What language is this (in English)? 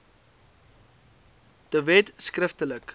Afrikaans